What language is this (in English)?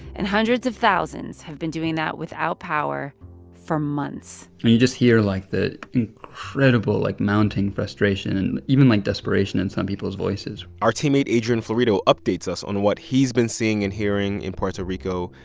English